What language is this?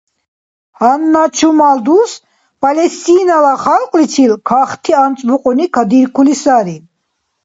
Dargwa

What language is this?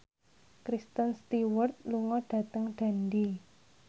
Javanese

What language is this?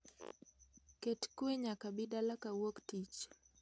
Luo (Kenya and Tanzania)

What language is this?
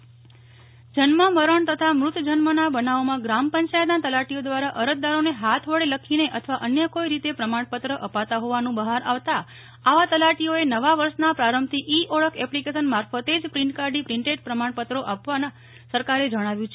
Gujarati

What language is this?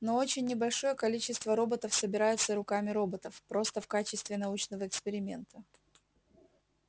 Russian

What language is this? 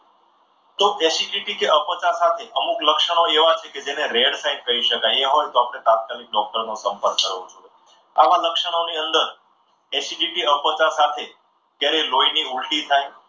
Gujarati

